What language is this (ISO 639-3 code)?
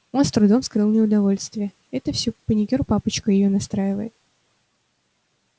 rus